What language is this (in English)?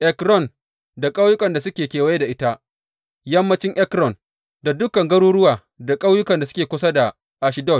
Hausa